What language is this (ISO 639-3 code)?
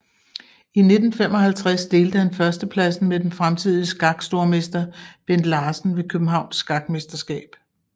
dan